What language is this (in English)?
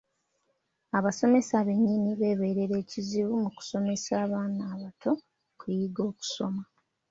Ganda